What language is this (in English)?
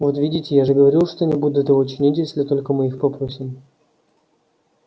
Russian